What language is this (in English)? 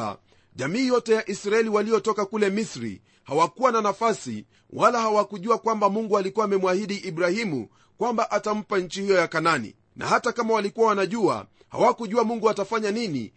Swahili